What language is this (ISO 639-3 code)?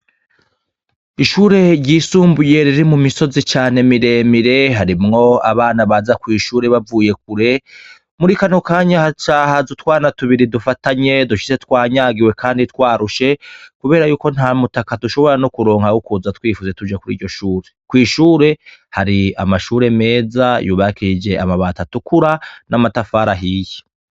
run